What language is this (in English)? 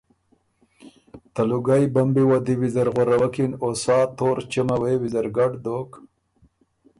Ormuri